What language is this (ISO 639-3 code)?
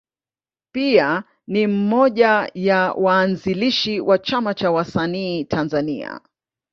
swa